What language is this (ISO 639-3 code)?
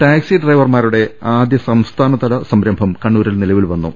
mal